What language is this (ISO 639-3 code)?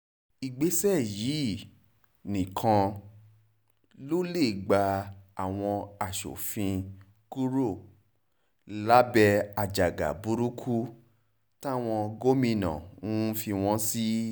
yor